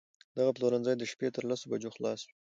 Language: Pashto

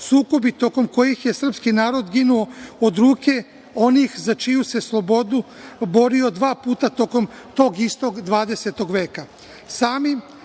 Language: Serbian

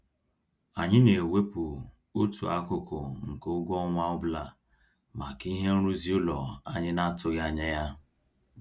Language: Igbo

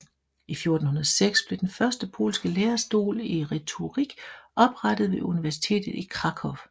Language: Danish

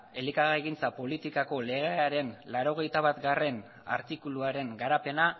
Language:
Basque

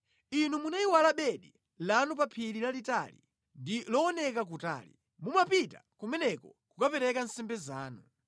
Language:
Nyanja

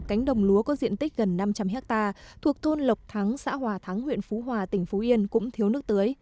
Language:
Vietnamese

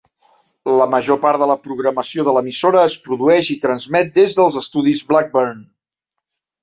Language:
Catalan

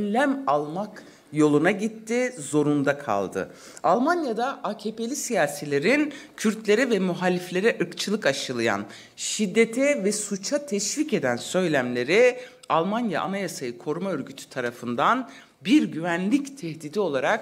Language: Turkish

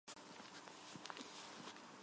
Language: Armenian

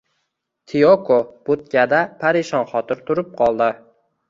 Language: Uzbek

